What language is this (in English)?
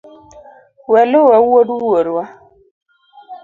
Luo (Kenya and Tanzania)